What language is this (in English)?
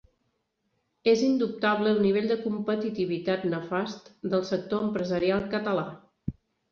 Catalan